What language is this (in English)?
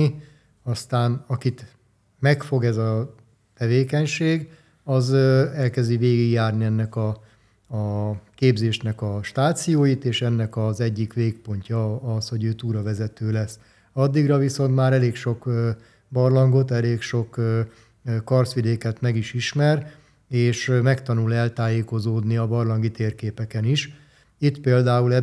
Hungarian